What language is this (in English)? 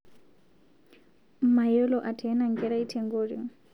Masai